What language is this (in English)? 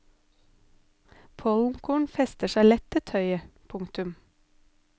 Norwegian